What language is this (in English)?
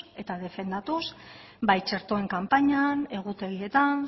Basque